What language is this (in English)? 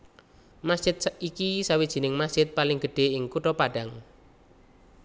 Javanese